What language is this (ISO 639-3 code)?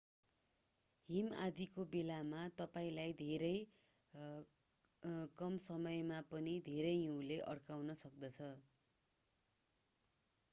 nep